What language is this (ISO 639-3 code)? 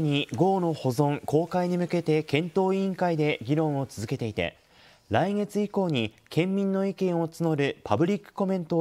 jpn